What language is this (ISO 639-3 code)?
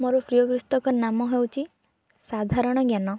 ori